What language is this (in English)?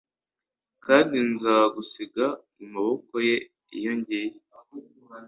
Kinyarwanda